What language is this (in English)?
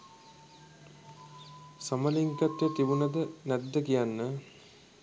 Sinhala